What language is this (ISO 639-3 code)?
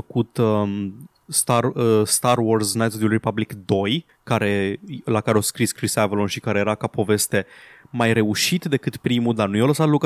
ron